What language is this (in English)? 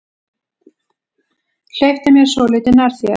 Icelandic